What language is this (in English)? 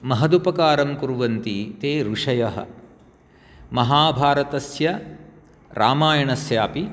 Sanskrit